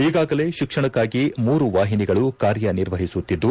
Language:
Kannada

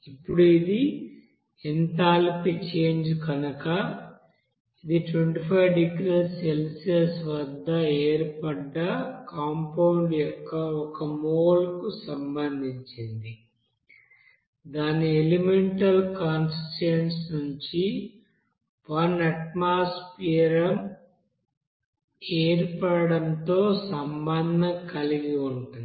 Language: Telugu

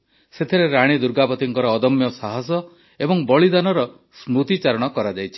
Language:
Odia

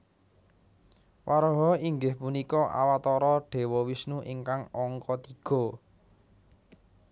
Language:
Javanese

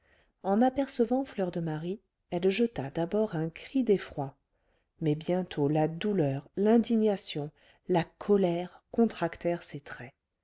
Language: French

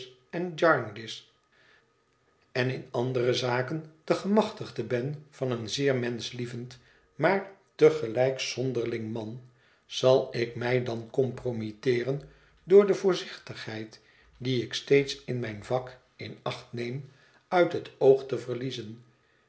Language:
Dutch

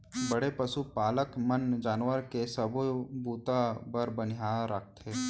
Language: Chhattisgarhi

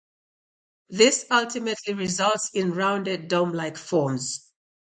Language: English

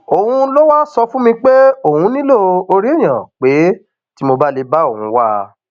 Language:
Yoruba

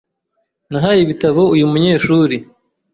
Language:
Kinyarwanda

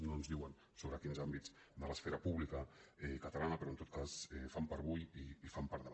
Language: Catalan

